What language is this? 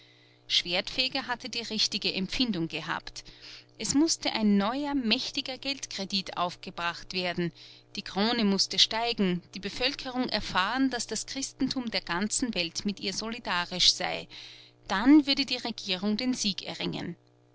German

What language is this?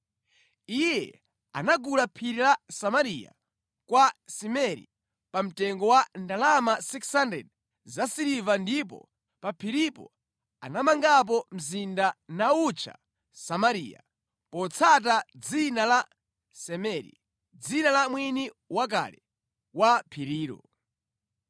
Nyanja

